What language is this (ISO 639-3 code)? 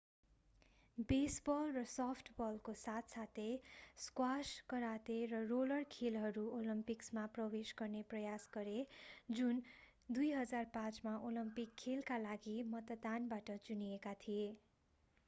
nep